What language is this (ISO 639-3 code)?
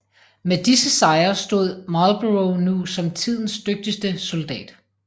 dan